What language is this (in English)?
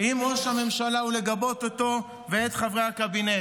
Hebrew